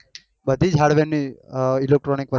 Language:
Gujarati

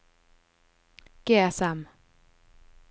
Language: Norwegian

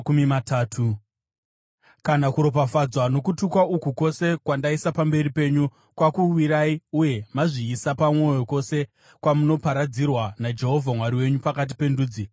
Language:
Shona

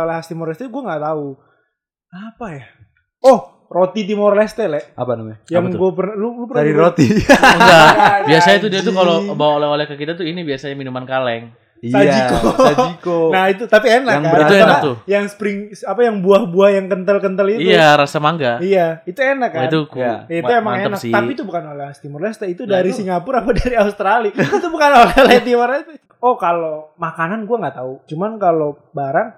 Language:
Indonesian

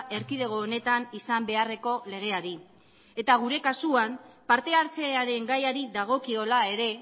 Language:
Basque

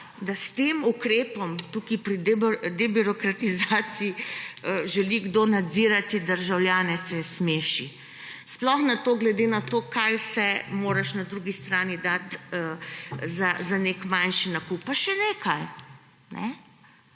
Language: Slovenian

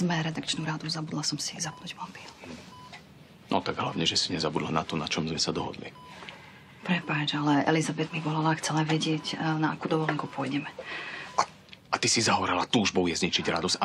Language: Czech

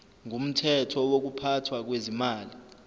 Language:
Zulu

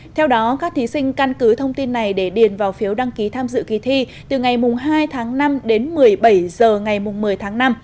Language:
Vietnamese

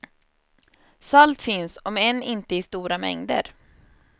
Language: Swedish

